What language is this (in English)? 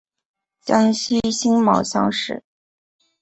Chinese